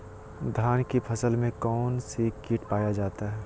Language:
Magahi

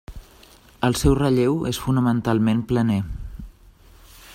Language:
Catalan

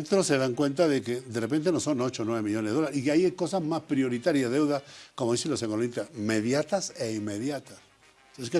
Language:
Spanish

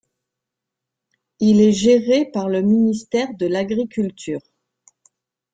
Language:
French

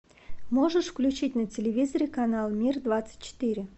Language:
Russian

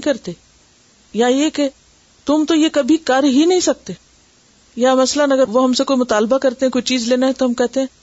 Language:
Urdu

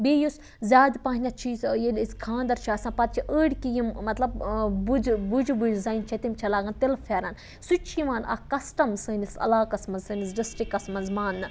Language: Kashmiri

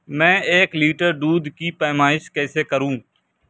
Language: Urdu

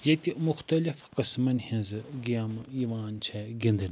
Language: Kashmiri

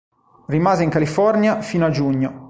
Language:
Italian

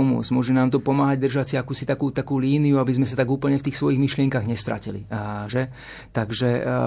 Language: Slovak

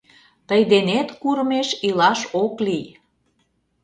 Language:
Mari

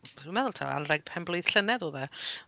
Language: Welsh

